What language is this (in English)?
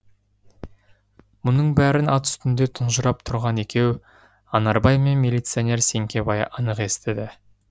Kazakh